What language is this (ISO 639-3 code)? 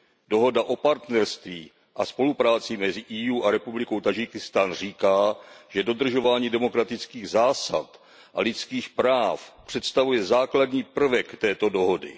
ces